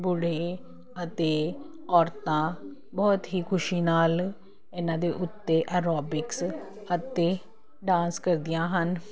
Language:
Punjabi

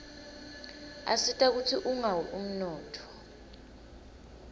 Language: Swati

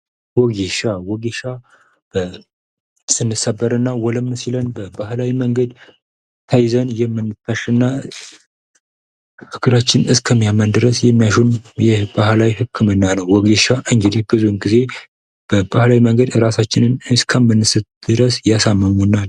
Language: Amharic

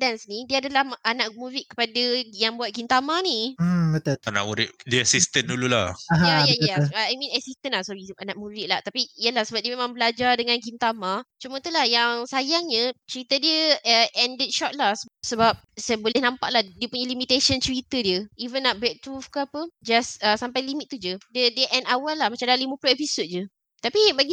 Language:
Malay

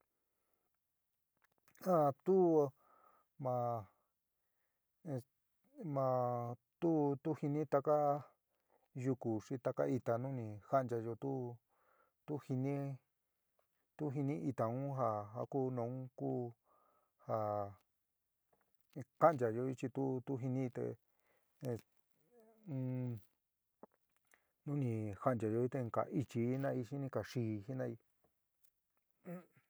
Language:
San Miguel El Grande Mixtec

